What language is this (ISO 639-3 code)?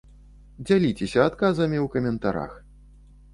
bel